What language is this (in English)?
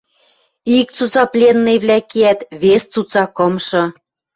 Western Mari